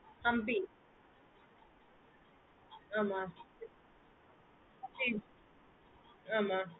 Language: Tamil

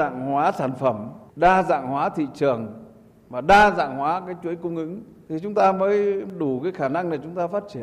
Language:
Vietnamese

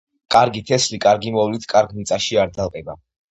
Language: Georgian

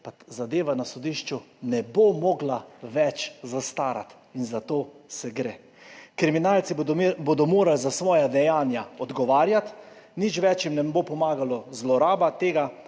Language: Slovenian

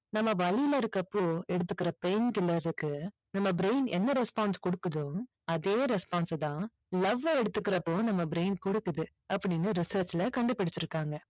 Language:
Tamil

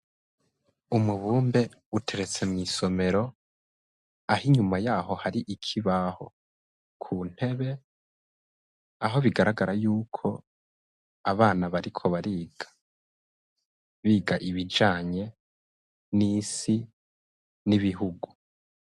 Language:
Rundi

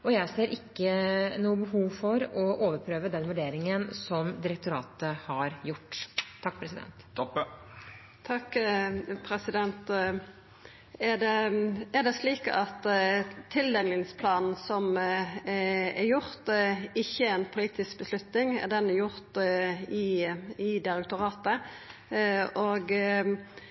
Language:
Norwegian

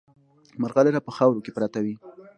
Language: Pashto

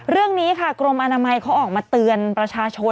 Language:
Thai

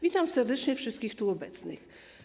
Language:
Polish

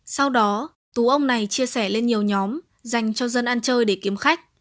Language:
Vietnamese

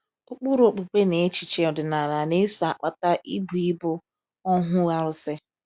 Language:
Igbo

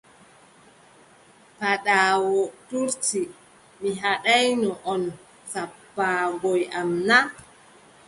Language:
Adamawa Fulfulde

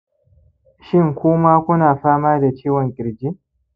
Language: Hausa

